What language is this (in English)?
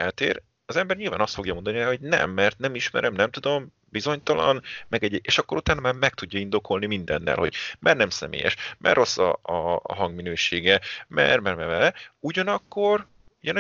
Hungarian